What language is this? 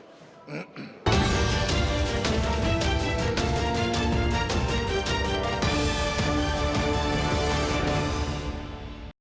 Ukrainian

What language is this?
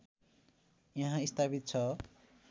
Nepali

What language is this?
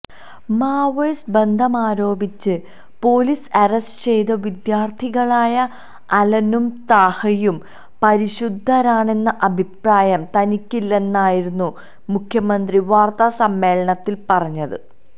Malayalam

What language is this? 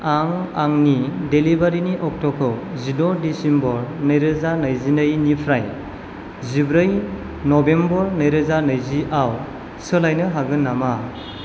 Bodo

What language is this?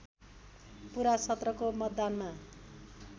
Nepali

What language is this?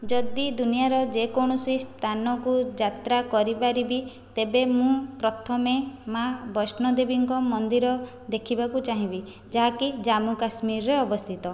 Odia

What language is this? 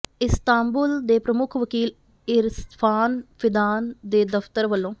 Punjabi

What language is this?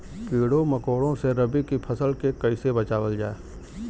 Bhojpuri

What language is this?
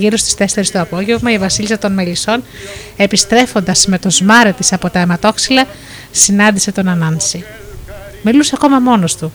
Greek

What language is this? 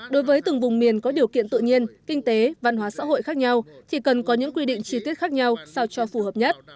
Vietnamese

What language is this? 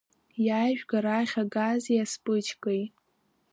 Abkhazian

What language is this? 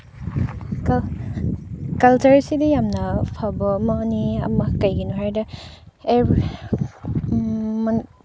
Manipuri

